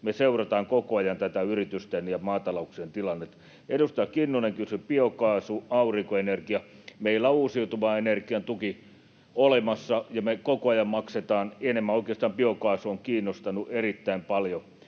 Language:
Finnish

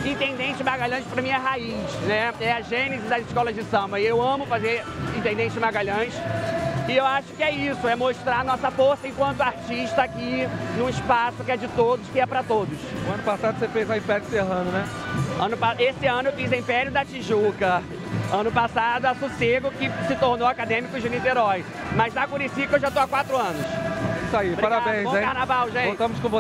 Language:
Portuguese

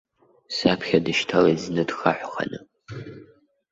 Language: Abkhazian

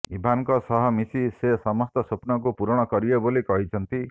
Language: Odia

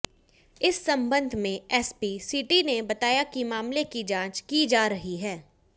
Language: Hindi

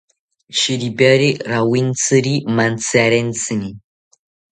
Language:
South Ucayali Ashéninka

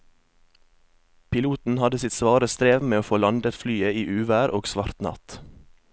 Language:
Norwegian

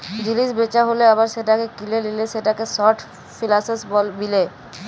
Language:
Bangla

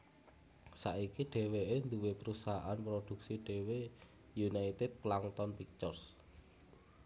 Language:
Javanese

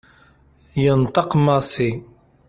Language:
Kabyle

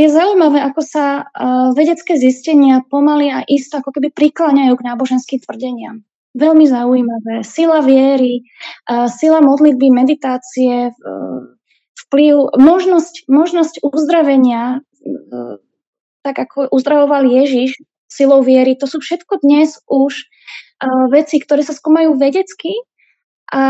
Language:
Slovak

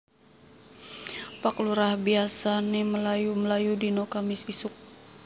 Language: Javanese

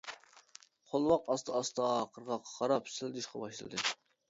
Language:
Uyghur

